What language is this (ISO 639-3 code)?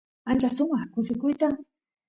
qus